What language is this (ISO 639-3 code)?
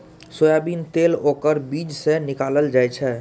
mai